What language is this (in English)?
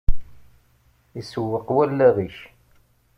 Kabyle